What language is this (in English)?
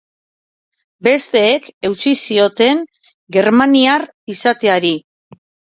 Basque